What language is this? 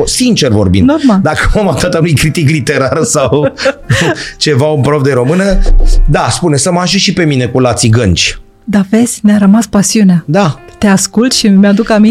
Romanian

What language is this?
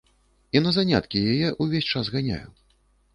Belarusian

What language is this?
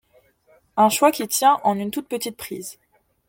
French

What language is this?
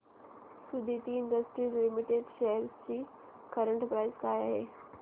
Marathi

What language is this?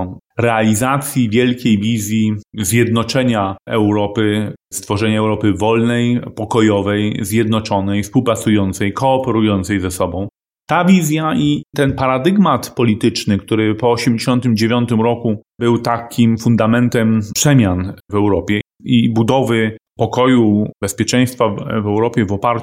Polish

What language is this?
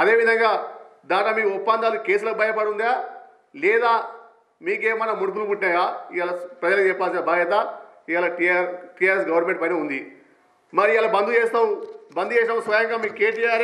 Hindi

